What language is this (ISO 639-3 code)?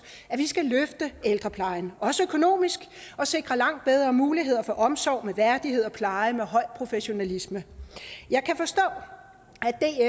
dan